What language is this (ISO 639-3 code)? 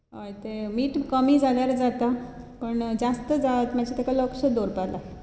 kok